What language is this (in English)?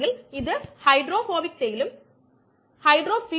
Malayalam